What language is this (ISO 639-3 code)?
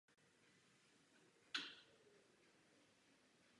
ces